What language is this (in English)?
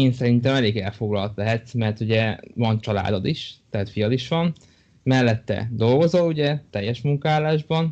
Hungarian